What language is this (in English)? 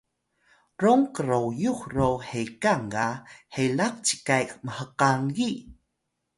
Atayal